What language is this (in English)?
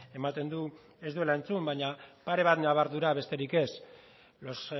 Basque